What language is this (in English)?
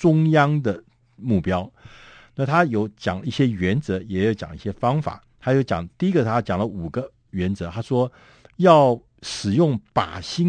Chinese